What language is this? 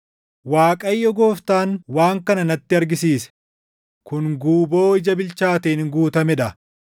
Oromo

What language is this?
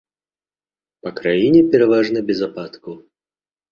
Belarusian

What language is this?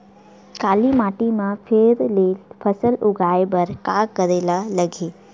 Chhattisgarhi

